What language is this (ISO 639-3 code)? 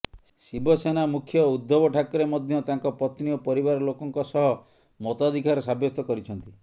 ori